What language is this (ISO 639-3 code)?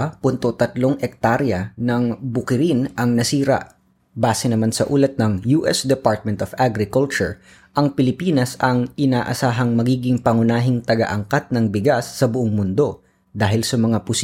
fil